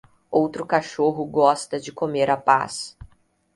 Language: Portuguese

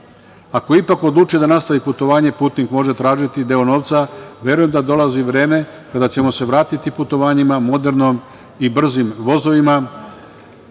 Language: Serbian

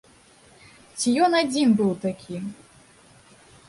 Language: Belarusian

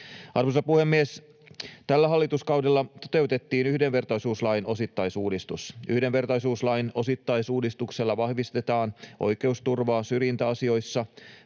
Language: Finnish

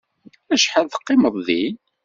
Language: Kabyle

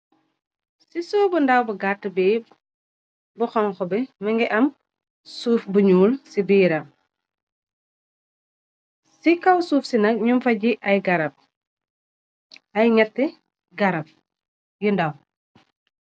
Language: Wolof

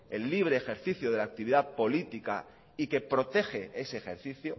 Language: Spanish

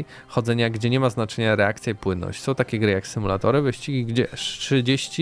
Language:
Polish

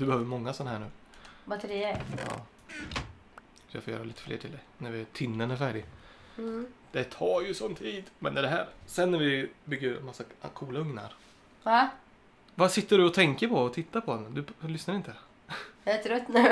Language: Swedish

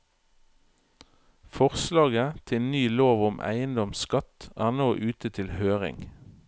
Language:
Norwegian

